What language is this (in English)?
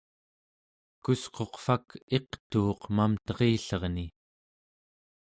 Central Yupik